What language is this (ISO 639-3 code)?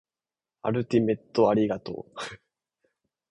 jpn